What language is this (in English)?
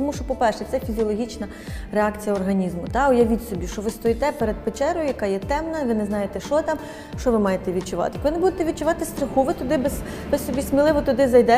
Ukrainian